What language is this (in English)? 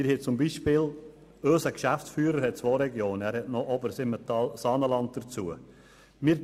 Swiss German